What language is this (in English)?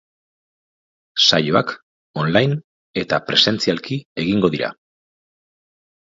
Basque